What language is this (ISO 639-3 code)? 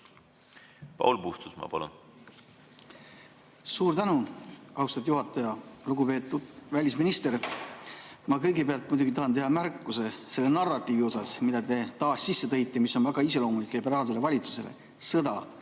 est